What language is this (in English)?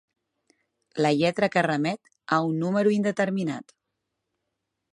Catalan